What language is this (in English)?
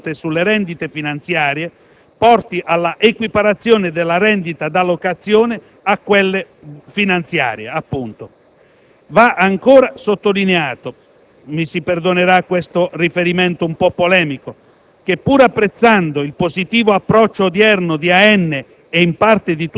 Italian